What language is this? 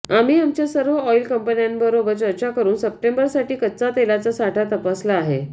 Marathi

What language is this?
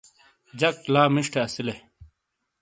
Shina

